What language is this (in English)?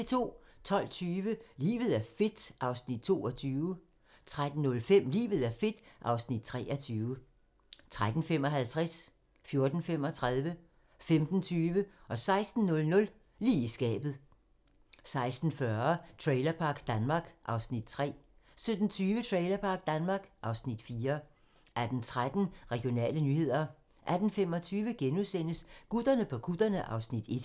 Danish